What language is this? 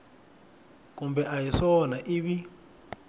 Tsonga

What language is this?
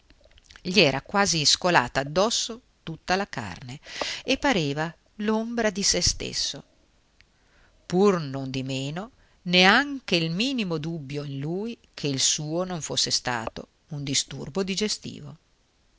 Italian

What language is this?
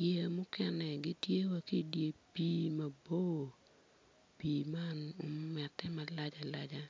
Acoli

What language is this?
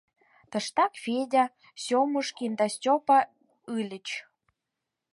Mari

